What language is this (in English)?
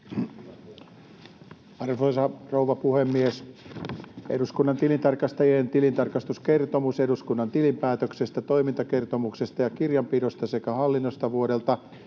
Finnish